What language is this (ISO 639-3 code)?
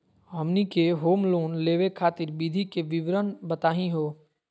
mag